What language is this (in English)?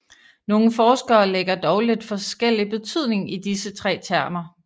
Danish